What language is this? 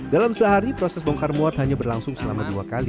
Indonesian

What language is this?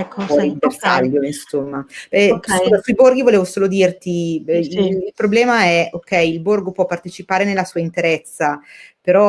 Italian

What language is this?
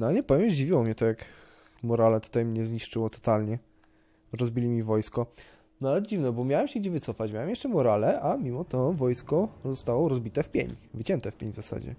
Polish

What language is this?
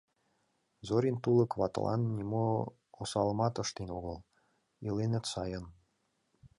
Mari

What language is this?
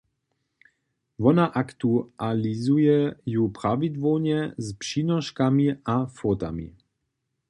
Upper Sorbian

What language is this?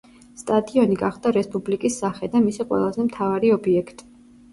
Georgian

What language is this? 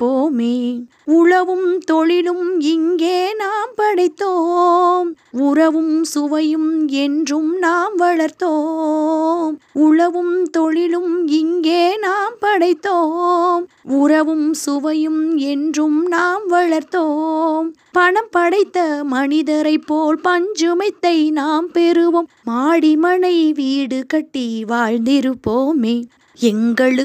Tamil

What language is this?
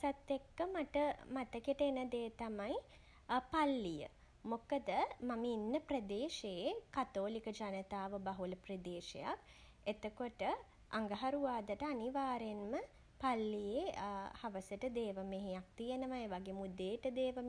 Sinhala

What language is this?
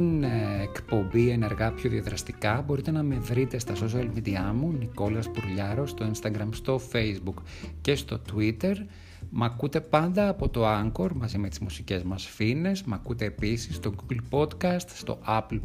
Greek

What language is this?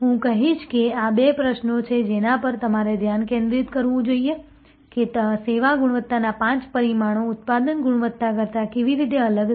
Gujarati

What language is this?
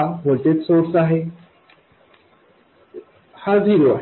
Marathi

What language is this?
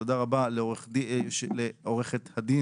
Hebrew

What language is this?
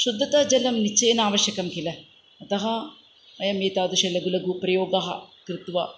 Sanskrit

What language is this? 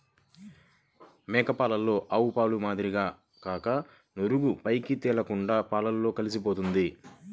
Telugu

